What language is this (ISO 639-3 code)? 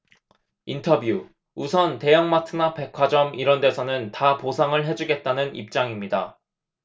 kor